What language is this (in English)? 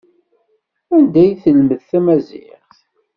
Kabyle